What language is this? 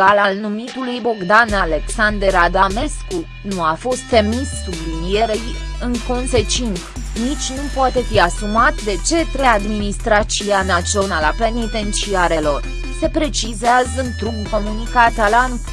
Romanian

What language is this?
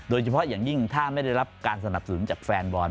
Thai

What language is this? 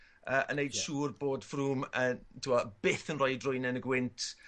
Welsh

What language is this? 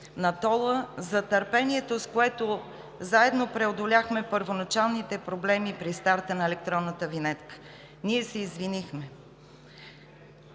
Bulgarian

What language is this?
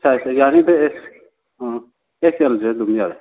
Manipuri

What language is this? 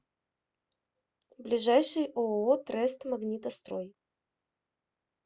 Russian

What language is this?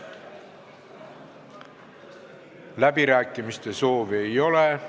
Estonian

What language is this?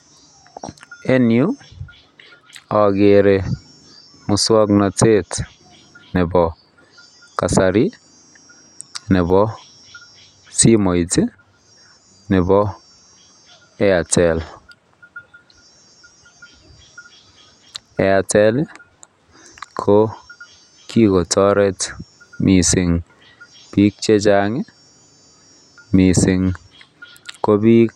Kalenjin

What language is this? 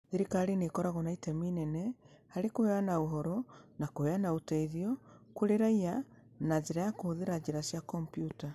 Kikuyu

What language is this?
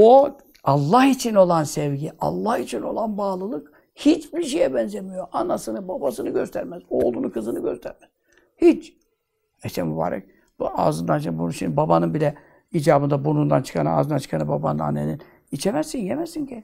Turkish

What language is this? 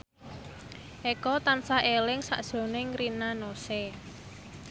Javanese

